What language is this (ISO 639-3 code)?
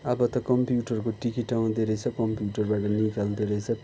nep